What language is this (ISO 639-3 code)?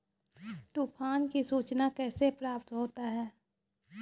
mai